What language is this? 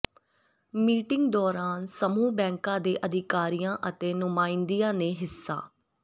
Punjabi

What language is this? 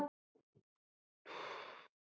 Icelandic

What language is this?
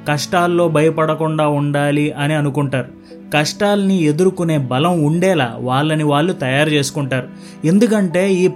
Telugu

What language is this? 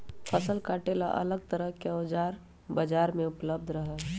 Magahi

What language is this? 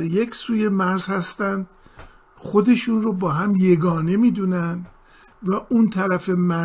Persian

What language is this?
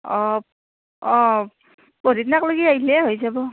Assamese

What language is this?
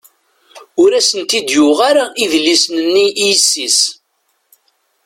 Kabyle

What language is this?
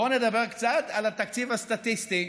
Hebrew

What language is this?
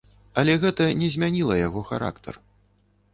Belarusian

